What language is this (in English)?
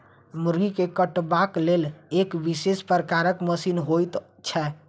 Maithili